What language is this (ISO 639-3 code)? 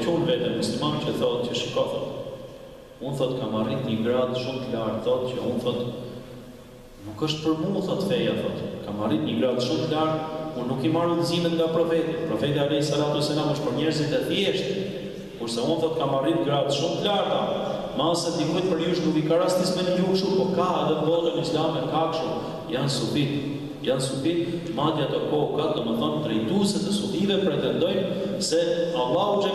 ukr